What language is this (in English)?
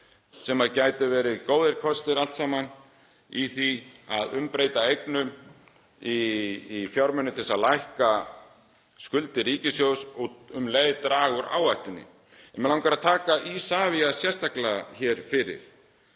Icelandic